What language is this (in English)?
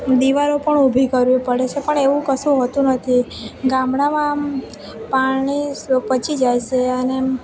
Gujarati